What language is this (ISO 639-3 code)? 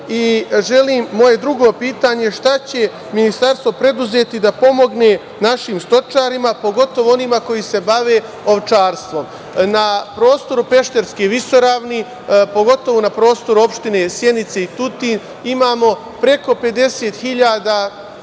srp